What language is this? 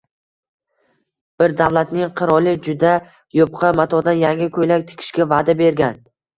Uzbek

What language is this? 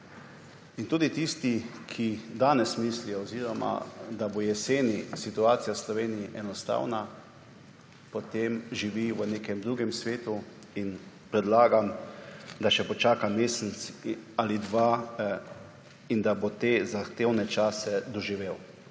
Slovenian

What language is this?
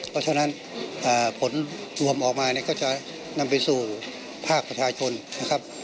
Thai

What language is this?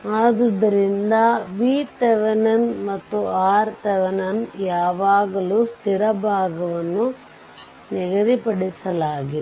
Kannada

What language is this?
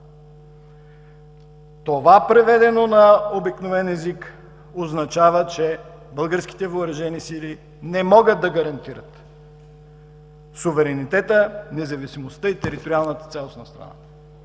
Bulgarian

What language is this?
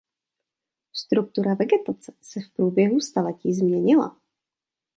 Czech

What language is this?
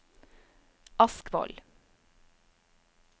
Norwegian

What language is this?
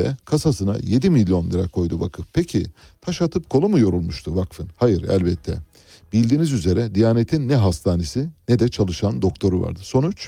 Turkish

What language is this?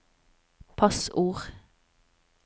Norwegian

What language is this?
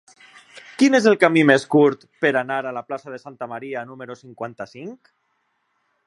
Catalan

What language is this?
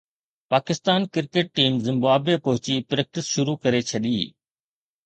Sindhi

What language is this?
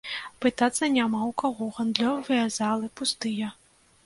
Belarusian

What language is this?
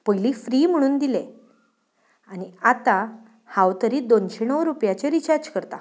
Konkani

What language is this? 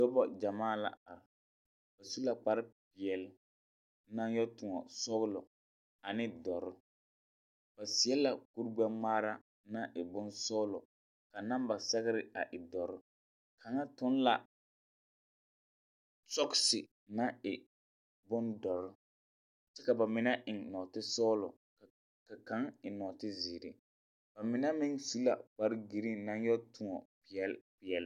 Southern Dagaare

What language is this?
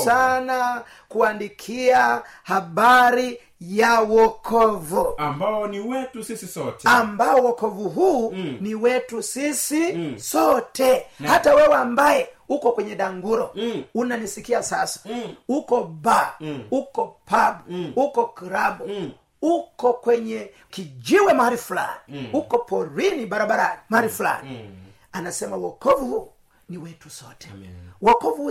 Swahili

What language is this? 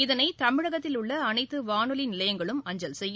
Tamil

